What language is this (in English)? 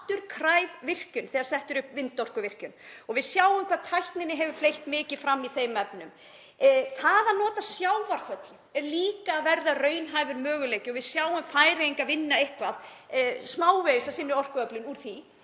Icelandic